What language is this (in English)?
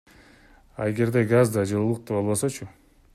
Kyrgyz